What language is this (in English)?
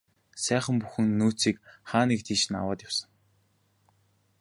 Mongolian